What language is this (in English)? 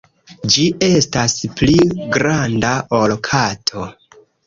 Esperanto